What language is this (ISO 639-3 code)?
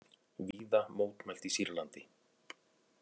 isl